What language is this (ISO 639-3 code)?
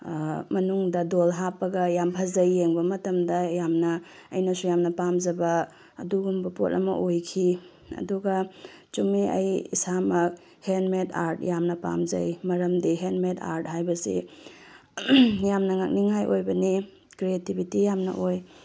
mni